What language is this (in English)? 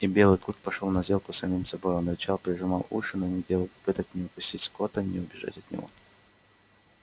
Russian